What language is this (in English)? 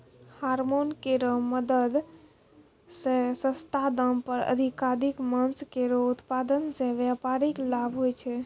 Maithili